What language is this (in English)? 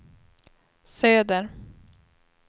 Swedish